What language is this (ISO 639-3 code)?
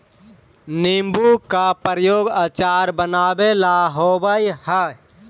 mag